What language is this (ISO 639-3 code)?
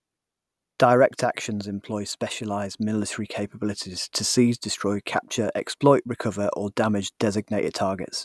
eng